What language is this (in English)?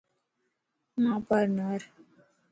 Lasi